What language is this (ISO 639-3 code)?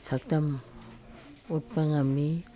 mni